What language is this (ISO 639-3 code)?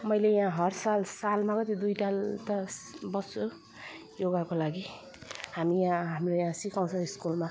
nep